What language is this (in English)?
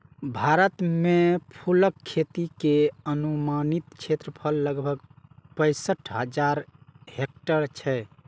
Maithili